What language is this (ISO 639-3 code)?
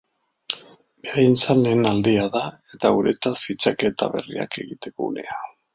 eus